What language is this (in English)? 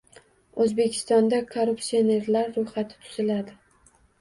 Uzbek